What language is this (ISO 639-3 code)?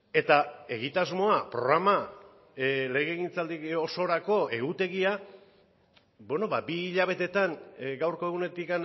eus